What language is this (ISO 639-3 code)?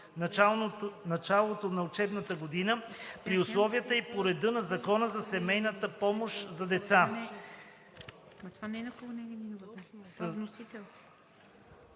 bul